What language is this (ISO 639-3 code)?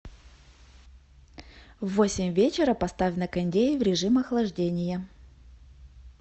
rus